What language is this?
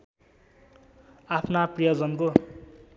Nepali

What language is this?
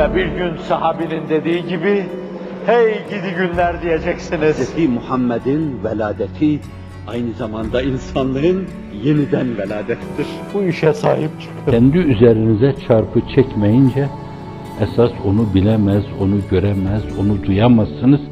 Turkish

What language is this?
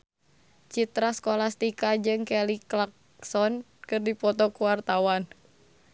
Sundanese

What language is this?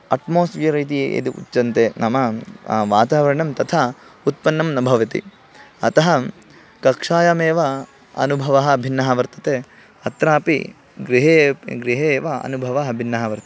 Sanskrit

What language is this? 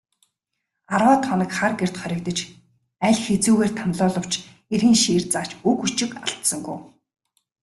Mongolian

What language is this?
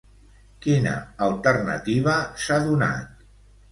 Catalan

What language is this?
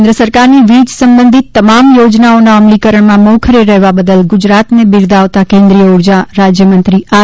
Gujarati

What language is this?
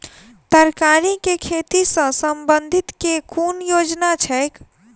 Maithili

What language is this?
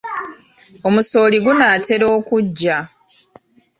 Ganda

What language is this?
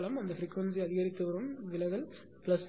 Tamil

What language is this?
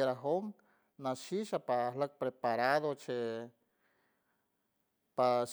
San Francisco Del Mar Huave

